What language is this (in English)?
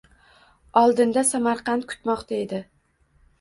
Uzbek